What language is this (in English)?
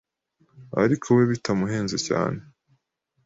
Kinyarwanda